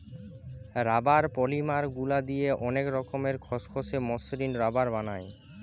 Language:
Bangla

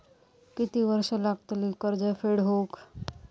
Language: Marathi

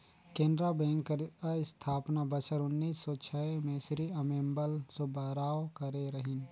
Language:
Chhattisgarhi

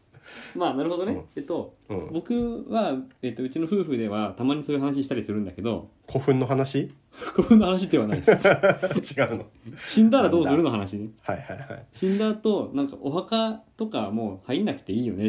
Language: Japanese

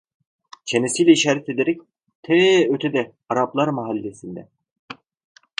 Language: Turkish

